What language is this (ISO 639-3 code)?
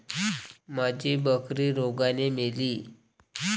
mar